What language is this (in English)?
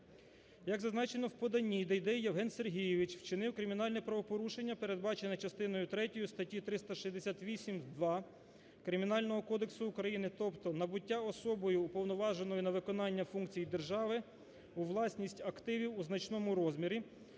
Ukrainian